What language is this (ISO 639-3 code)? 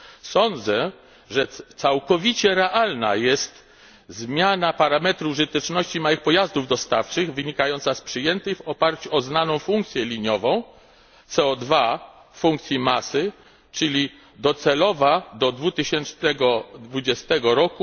pol